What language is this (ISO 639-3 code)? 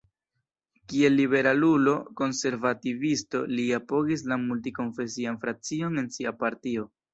epo